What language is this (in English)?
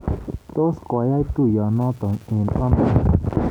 Kalenjin